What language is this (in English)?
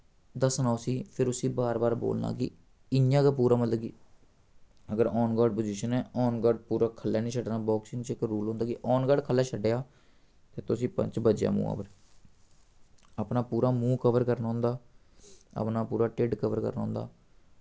Dogri